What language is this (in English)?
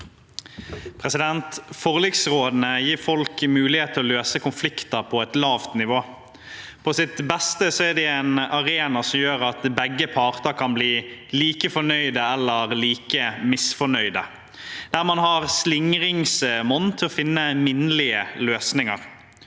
Norwegian